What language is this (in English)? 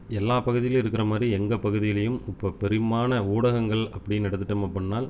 Tamil